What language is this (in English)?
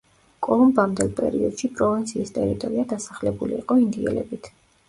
Georgian